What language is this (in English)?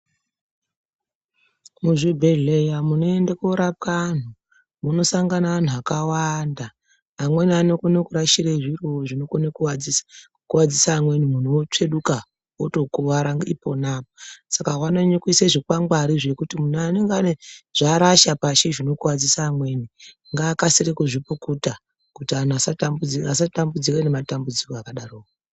Ndau